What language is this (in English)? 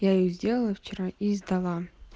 Russian